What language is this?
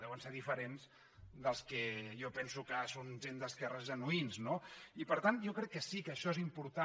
Catalan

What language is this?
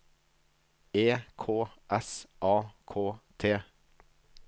Norwegian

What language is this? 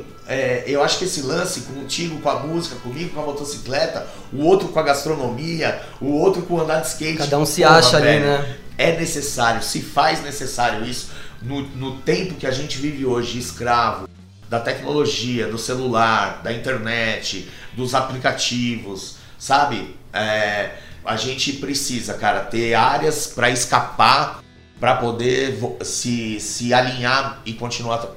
Portuguese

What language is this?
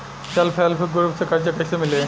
Bhojpuri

